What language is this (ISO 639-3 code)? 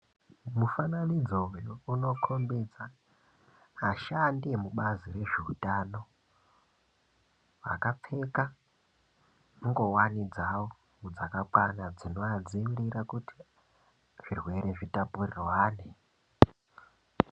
ndc